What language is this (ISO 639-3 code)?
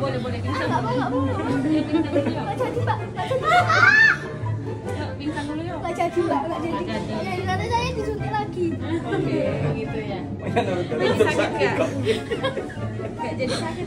ind